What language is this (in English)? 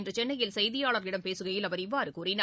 Tamil